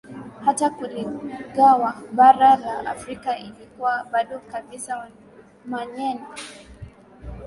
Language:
Swahili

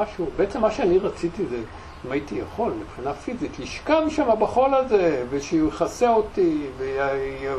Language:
Hebrew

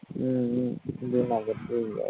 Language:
Gujarati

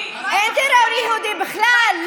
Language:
Hebrew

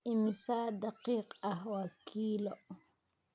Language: Somali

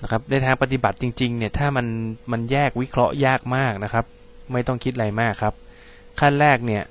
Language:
Thai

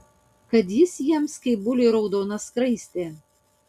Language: Lithuanian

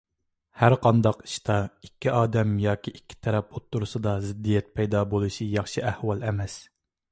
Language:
Uyghur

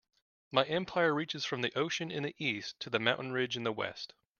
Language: English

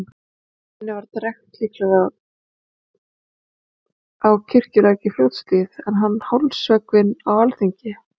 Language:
Icelandic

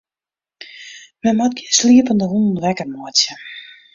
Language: Western Frisian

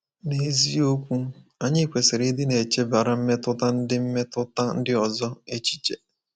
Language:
Igbo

